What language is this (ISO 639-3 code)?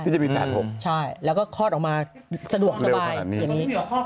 tha